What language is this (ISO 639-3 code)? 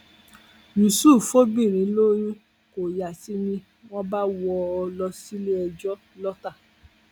yor